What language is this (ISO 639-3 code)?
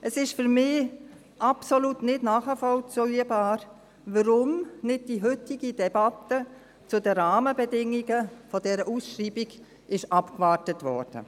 gsw